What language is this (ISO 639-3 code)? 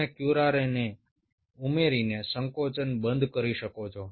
guj